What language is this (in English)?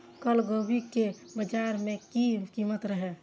Maithili